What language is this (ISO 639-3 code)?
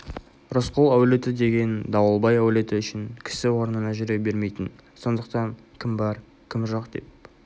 kaz